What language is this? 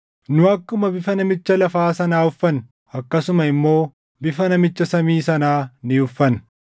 Oromo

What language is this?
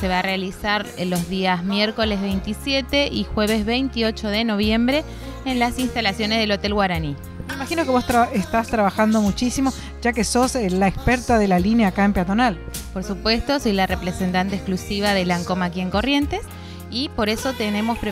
Spanish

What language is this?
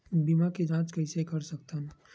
Chhattisgarhi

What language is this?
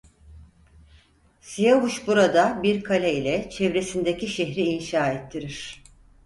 Turkish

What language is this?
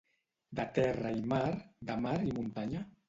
Catalan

